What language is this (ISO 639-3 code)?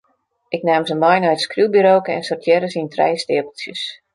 fry